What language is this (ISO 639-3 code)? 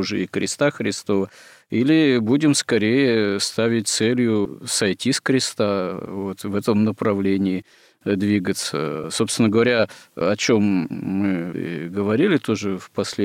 rus